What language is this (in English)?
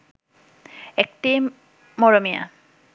Bangla